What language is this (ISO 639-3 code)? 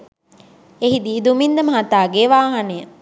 sin